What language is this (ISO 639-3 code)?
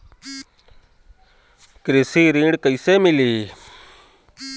bho